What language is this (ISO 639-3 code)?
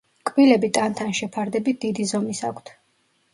kat